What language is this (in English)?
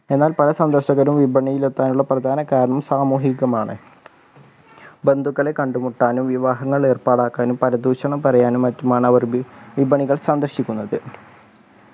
Malayalam